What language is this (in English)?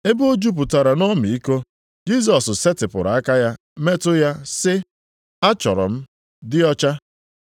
Igbo